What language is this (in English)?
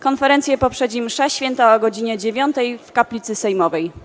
Polish